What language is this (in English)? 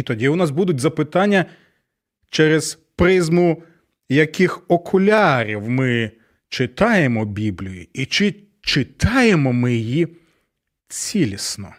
Ukrainian